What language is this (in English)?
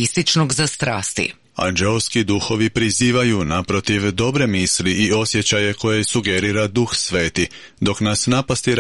Croatian